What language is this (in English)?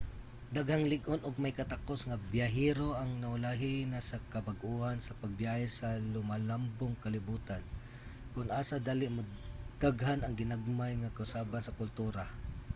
Cebuano